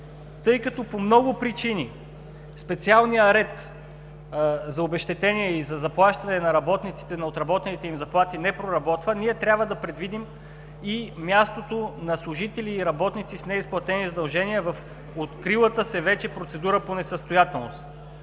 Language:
Bulgarian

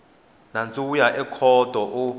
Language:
Tsonga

